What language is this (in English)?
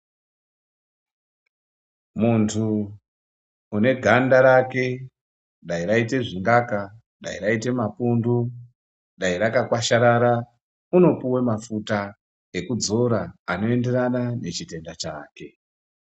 Ndau